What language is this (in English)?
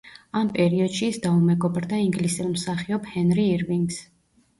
Georgian